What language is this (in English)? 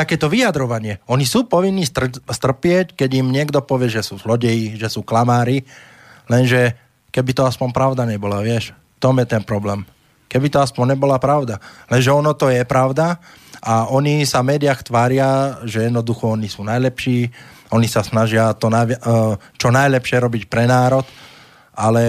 Slovak